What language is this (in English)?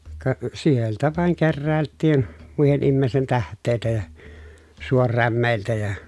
Finnish